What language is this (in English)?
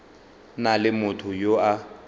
Northern Sotho